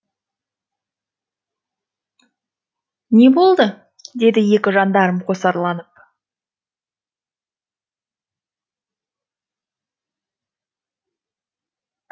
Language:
Kazakh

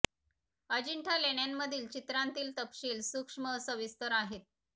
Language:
Marathi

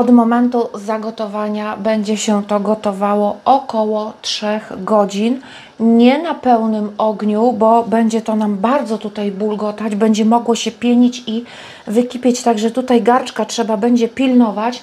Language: Polish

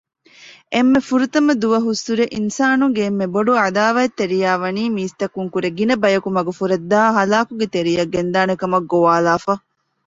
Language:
Divehi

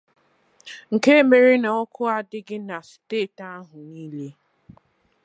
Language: Igbo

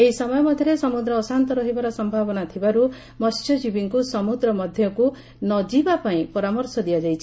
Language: Odia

